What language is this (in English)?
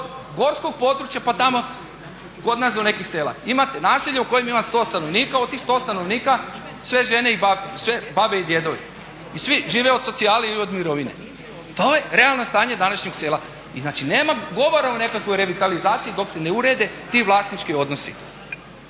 Croatian